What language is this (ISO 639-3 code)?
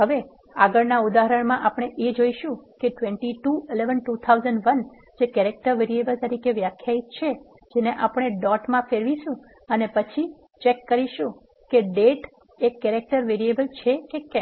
guj